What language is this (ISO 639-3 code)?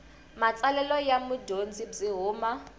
tso